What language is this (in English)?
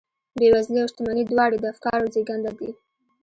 Pashto